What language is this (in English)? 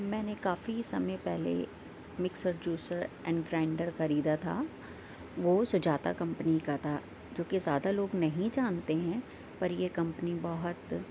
Urdu